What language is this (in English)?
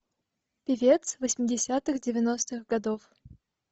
Russian